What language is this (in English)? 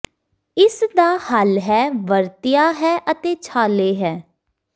Punjabi